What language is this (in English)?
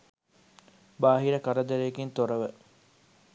Sinhala